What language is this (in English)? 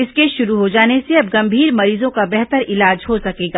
Hindi